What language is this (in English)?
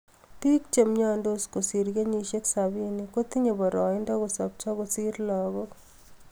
Kalenjin